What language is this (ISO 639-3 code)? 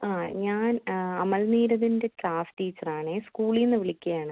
mal